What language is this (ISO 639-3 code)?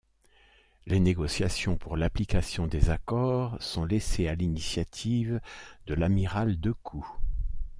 fra